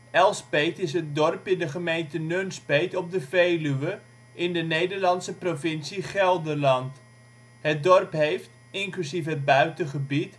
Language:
Dutch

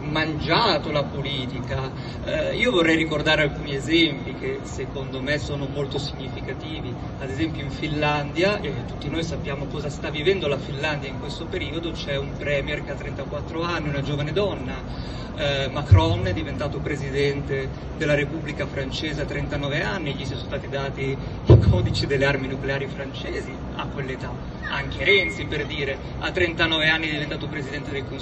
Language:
Italian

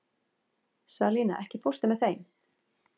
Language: Icelandic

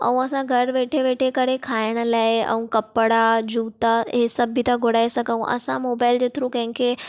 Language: Sindhi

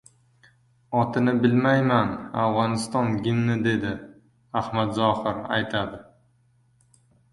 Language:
Uzbek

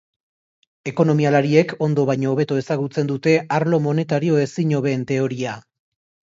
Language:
Basque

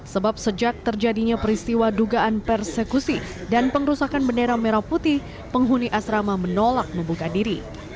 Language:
Indonesian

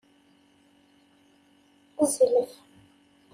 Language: Kabyle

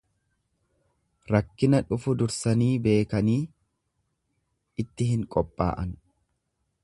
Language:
Oromo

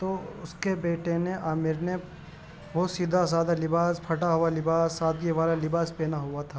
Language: Urdu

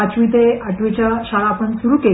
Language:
Marathi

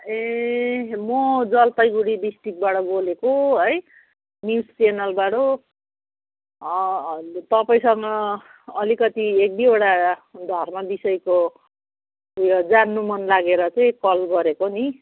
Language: Nepali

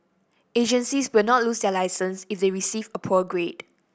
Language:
English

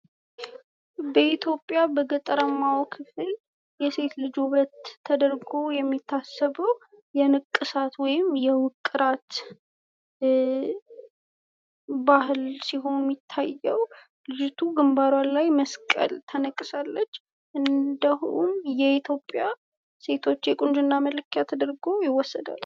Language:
Amharic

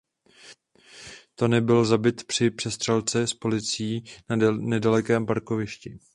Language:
Czech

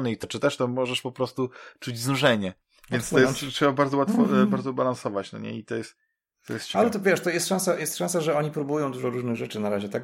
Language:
Polish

